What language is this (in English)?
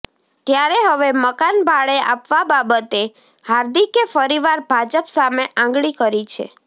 Gujarati